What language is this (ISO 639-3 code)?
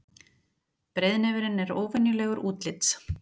isl